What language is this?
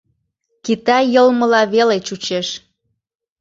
Mari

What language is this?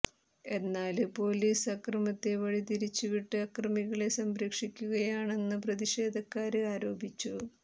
Malayalam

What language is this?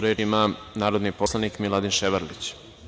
Serbian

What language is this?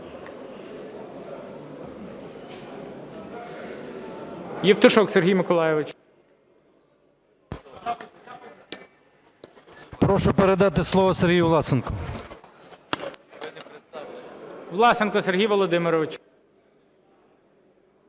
Ukrainian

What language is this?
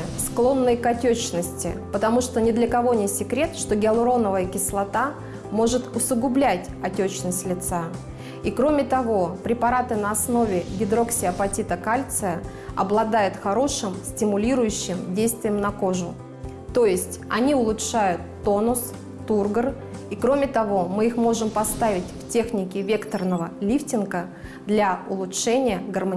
Russian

